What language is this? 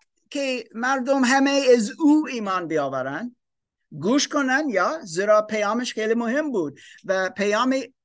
Persian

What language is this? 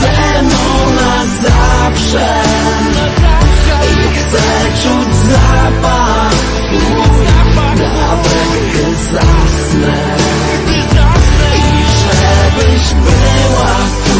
Polish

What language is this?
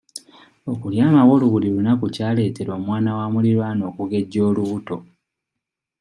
Ganda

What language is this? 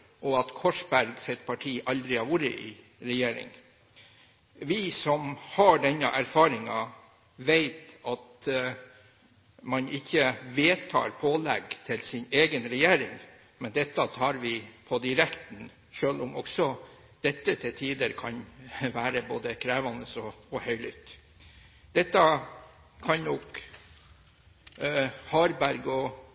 Norwegian Bokmål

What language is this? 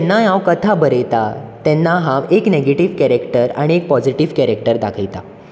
Konkani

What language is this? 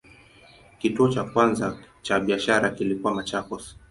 Swahili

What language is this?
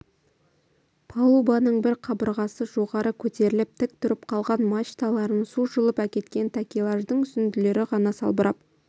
Kazakh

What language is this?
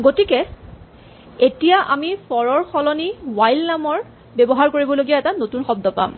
Assamese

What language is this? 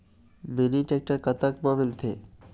Chhattisgarhi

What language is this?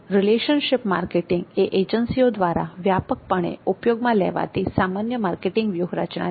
Gujarati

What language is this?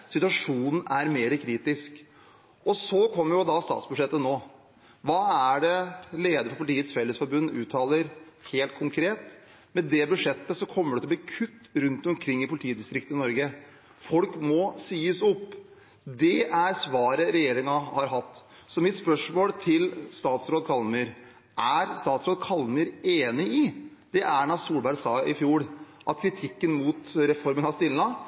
Norwegian Bokmål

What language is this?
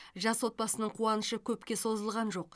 Kazakh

